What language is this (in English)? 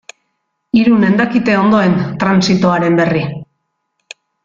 Basque